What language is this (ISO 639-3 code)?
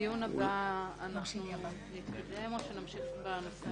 heb